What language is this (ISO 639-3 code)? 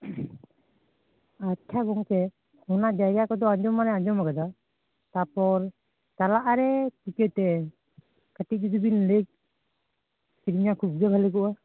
sat